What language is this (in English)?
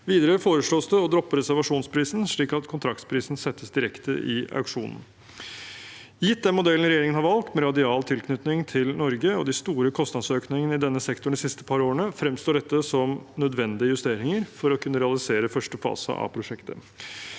Norwegian